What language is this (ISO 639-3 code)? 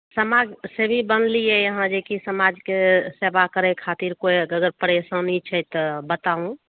mai